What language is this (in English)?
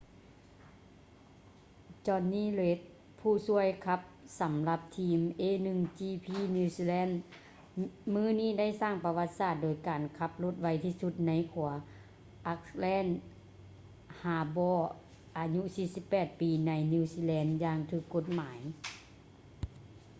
Lao